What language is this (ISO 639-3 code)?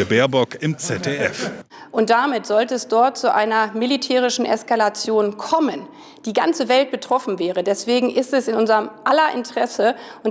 deu